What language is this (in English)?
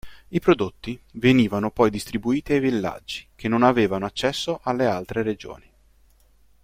Italian